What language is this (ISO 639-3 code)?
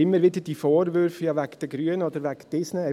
gsw